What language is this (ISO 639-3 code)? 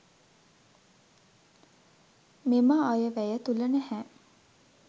sin